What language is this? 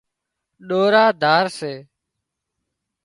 Wadiyara Koli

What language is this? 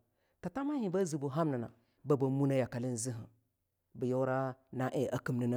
Longuda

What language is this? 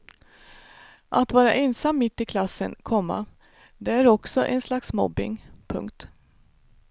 Swedish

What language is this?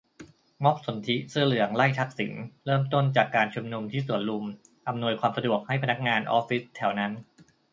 Thai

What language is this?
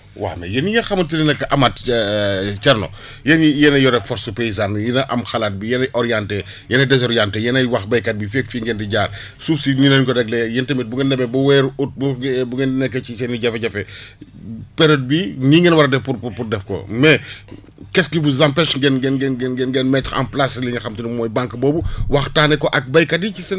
Wolof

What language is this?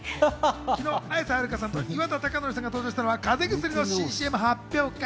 Japanese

